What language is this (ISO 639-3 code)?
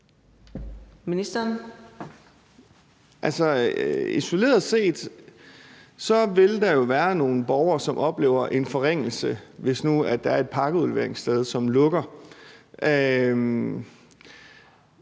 dan